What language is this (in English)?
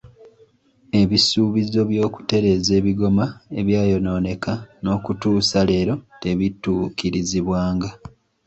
Ganda